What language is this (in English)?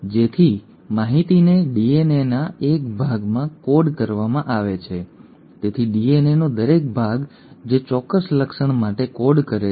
Gujarati